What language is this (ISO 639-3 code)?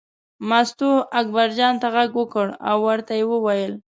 pus